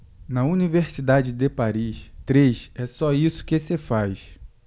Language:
Portuguese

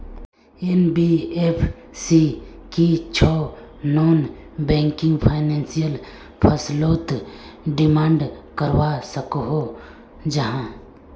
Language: Magahi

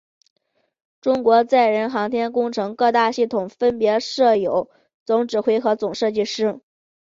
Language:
Chinese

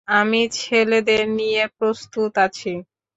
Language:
Bangla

